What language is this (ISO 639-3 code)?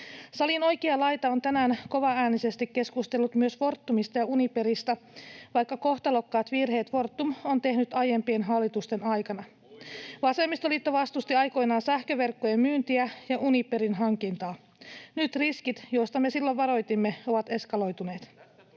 fin